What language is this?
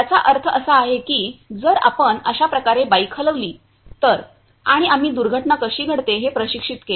Marathi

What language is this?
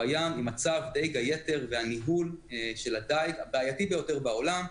Hebrew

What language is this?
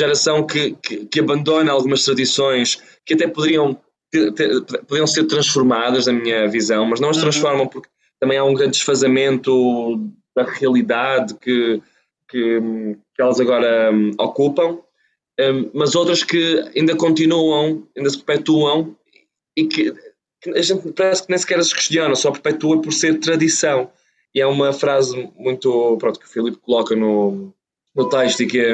Portuguese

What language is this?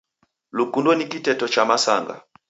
Taita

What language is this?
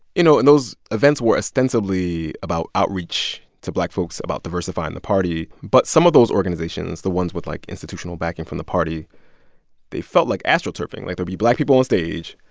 English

